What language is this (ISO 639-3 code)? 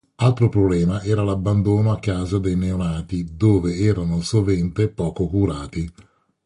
ita